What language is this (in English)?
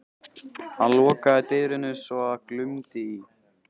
Icelandic